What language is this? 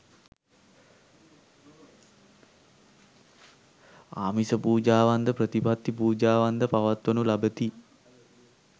Sinhala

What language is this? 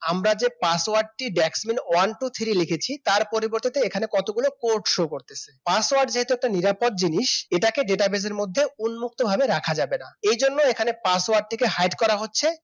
Bangla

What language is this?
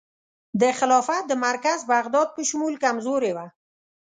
Pashto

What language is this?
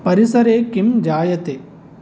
Sanskrit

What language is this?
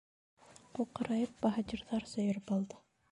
Bashkir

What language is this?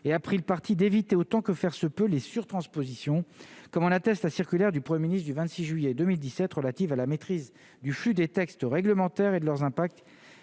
French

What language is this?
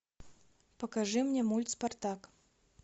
Russian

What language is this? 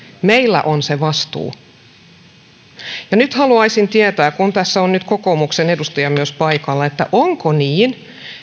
Finnish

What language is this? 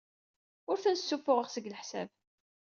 Kabyle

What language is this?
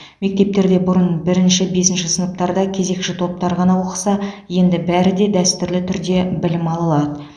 Kazakh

